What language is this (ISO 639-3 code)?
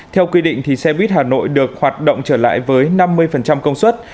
vie